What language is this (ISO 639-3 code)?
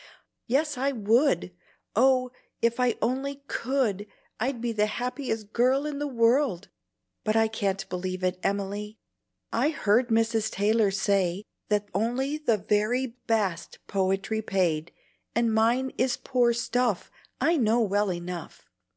eng